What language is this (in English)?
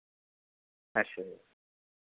Dogri